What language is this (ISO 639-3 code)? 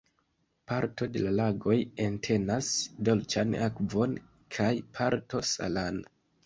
epo